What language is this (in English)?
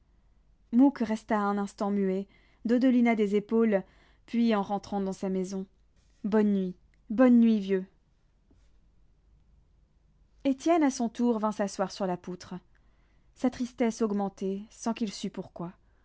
French